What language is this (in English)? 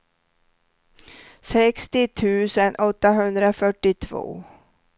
Swedish